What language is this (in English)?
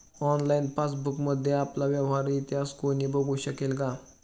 Marathi